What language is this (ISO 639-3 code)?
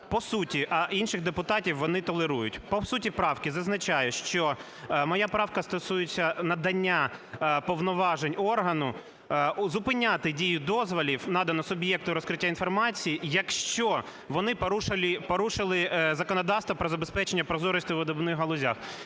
ukr